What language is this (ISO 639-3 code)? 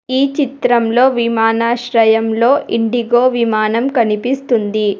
tel